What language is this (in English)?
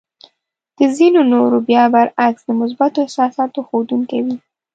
Pashto